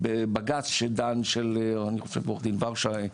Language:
Hebrew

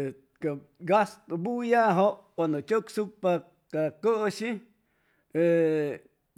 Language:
Chimalapa Zoque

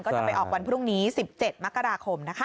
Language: Thai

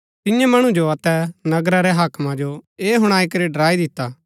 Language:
Gaddi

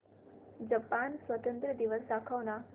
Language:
Marathi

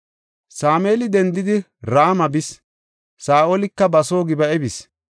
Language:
Gofa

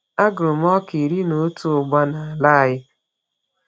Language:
Igbo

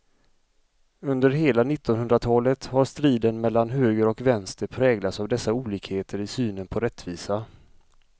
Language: Swedish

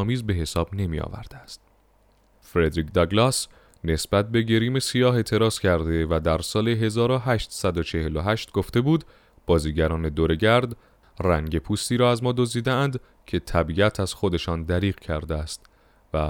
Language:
Persian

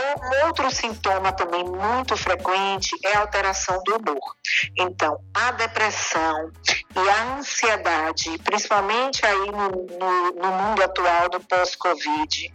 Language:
Portuguese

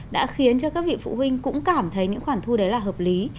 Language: Vietnamese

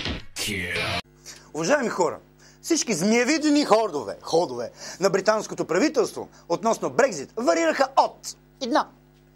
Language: Bulgarian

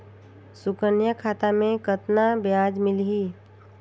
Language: Chhattisgarhi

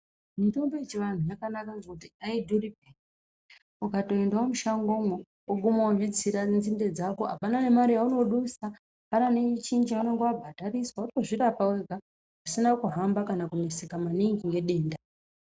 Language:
Ndau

